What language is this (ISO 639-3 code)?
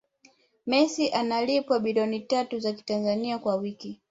swa